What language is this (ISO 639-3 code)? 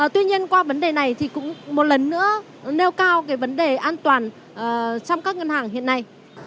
vie